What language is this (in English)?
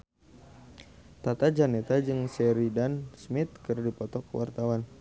Sundanese